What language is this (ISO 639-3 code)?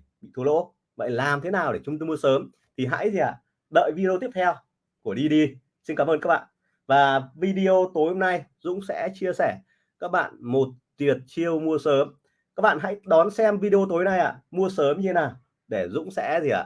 vie